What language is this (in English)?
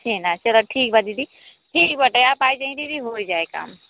Hindi